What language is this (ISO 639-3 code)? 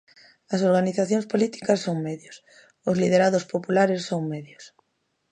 glg